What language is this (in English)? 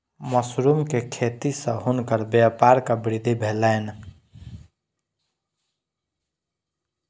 Maithili